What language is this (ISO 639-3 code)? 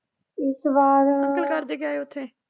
pan